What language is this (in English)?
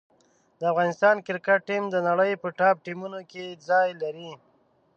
Pashto